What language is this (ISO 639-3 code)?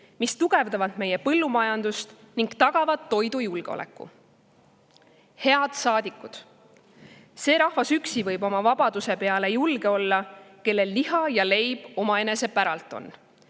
est